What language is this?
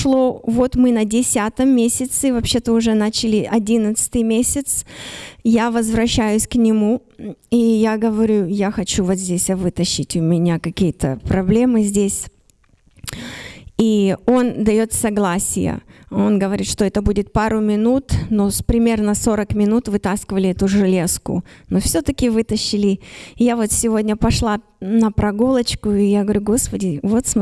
Russian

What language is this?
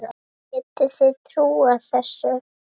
Icelandic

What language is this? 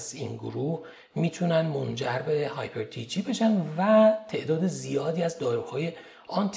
Persian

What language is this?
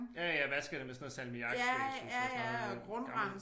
Danish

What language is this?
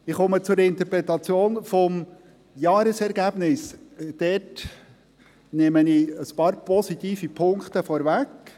Swiss German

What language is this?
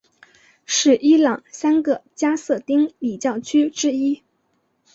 Chinese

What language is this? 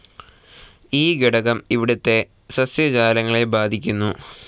Malayalam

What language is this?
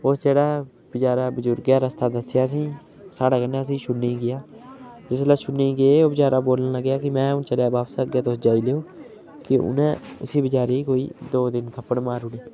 Dogri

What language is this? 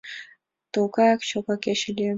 Mari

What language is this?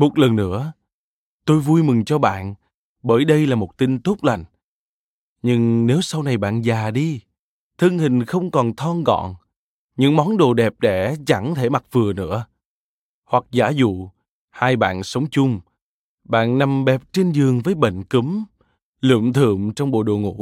Vietnamese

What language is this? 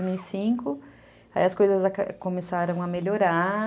Portuguese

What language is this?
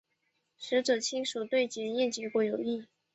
Chinese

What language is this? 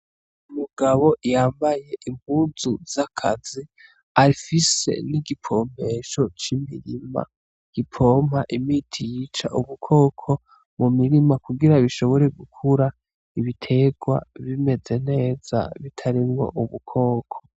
Rundi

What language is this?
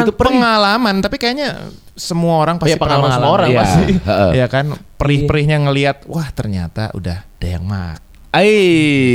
Indonesian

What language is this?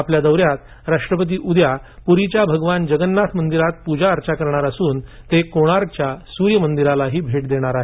Marathi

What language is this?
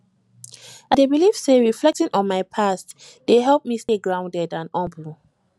Nigerian Pidgin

